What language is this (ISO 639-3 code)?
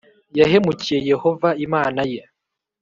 kin